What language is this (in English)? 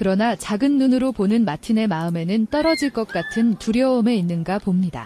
Korean